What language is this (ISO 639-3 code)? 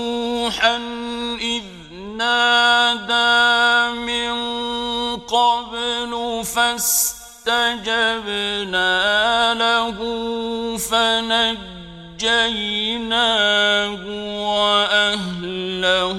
ara